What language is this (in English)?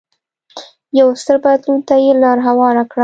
Pashto